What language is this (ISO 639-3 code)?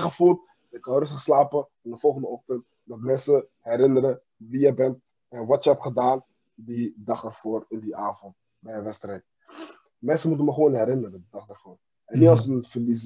nld